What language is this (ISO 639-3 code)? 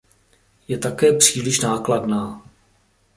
ces